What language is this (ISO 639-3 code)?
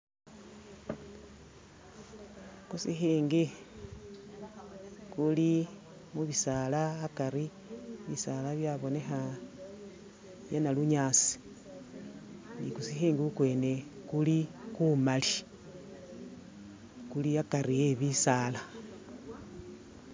myx